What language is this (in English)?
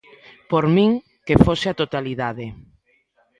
Galician